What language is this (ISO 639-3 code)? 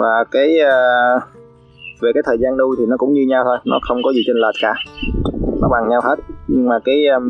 vie